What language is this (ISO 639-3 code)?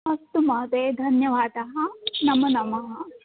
san